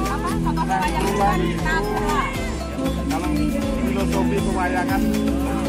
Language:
Indonesian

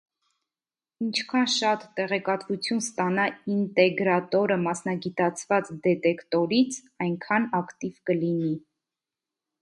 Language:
Armenian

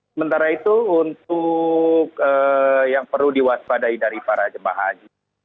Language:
Indonesian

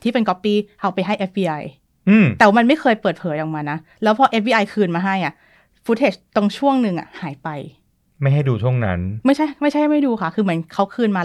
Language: Thai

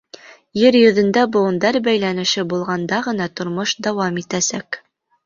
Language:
Bashkir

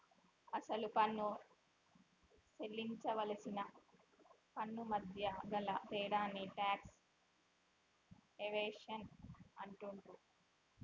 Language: Telugu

